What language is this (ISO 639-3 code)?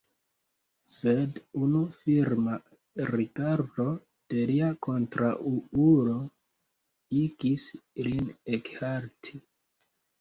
epo